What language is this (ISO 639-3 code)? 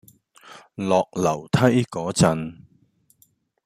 yue